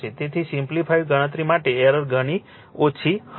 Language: Gujarati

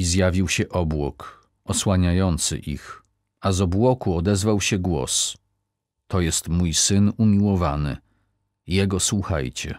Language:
Polish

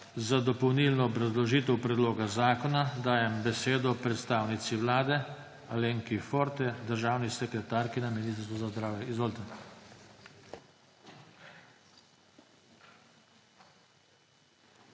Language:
Slovenian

